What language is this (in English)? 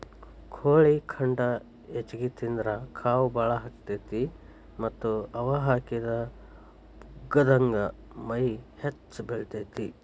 Kannada